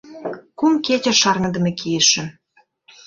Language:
Mari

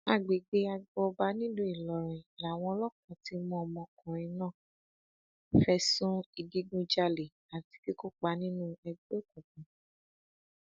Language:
Yoruba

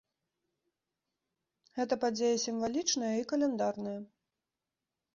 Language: Belarusian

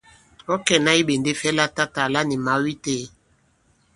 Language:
Bankon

